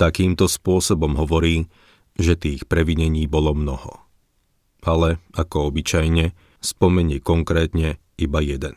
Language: Slovak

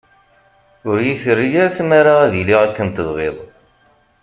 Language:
Kabyle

